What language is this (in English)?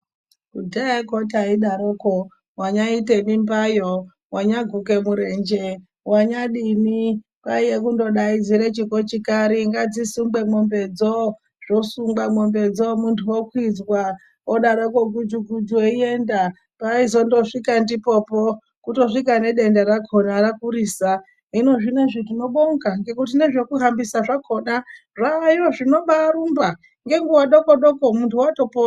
Ndau